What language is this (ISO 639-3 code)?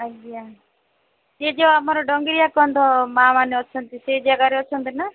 ori